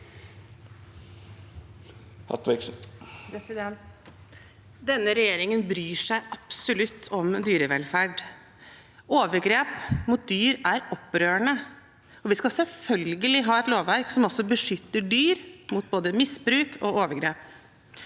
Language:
Norwegian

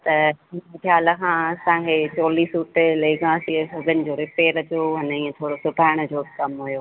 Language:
Sindhi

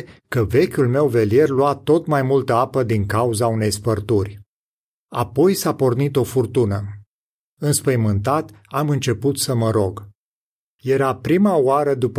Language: Romanian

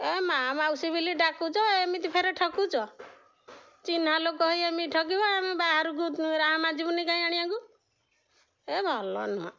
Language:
Odia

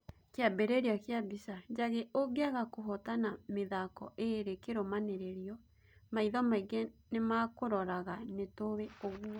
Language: Kikuyu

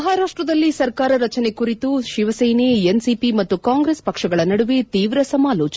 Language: Kannada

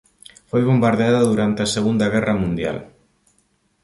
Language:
Galician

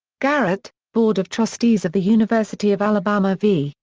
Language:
English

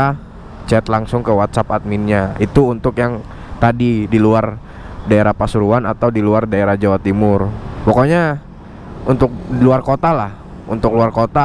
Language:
Indonesian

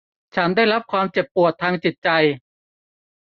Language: Thai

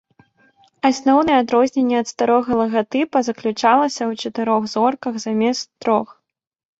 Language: Belarusian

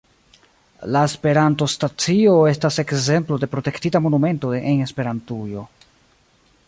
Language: Esperanto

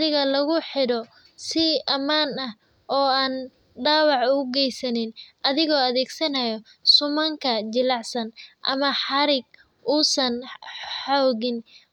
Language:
Somali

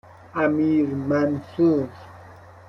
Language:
Persian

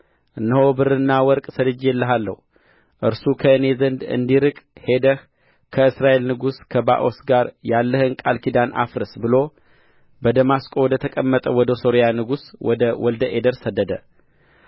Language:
Amharic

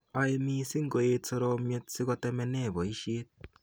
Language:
Kalenjin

